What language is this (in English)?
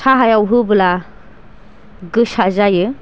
Bodo